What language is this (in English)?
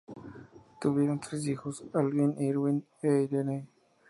Spanish